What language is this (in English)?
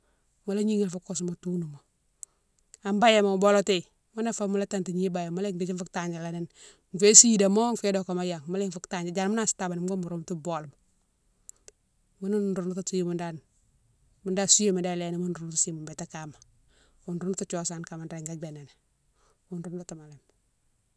Mansoanka